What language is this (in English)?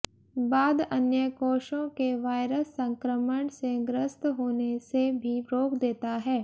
Hindi